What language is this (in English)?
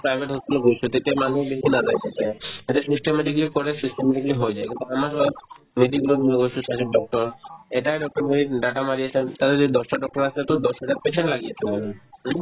Assamese